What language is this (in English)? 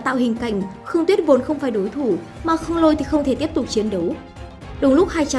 Vietnamese